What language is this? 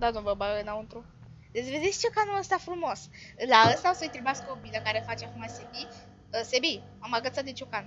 Romanian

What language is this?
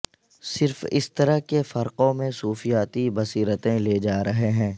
Urdu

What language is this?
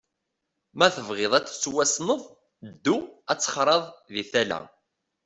Kabyle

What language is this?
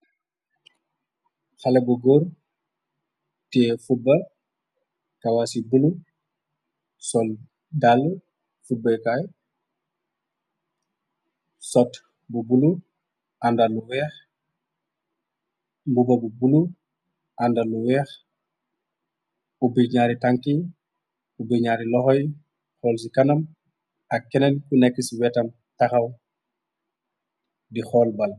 Wolof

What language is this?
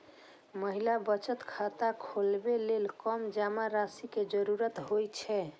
Maithili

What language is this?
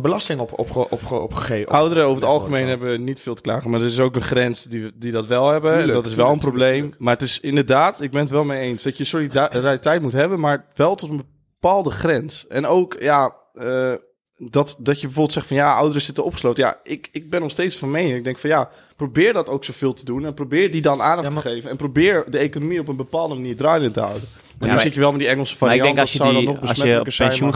Dutch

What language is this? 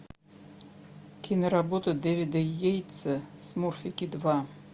Russian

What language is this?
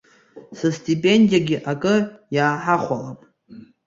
Abkhazian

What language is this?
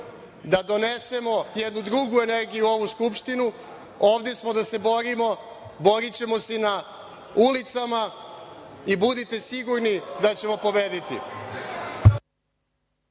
Serbian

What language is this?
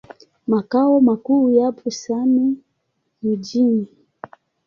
Swahili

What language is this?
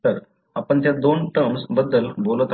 Marathi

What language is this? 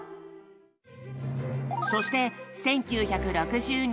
Japanese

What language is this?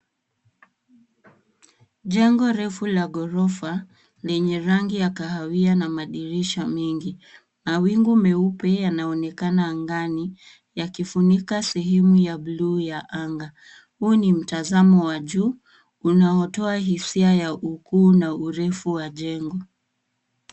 Swahili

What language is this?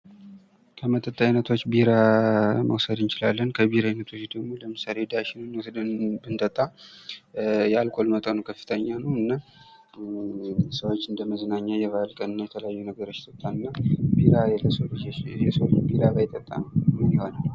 Amharic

